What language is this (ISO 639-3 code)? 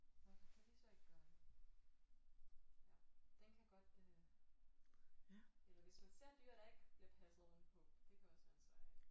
dan